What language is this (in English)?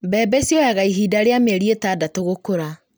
Kikuyu